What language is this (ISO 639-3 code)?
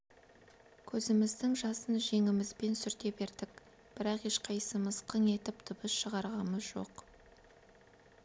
kaz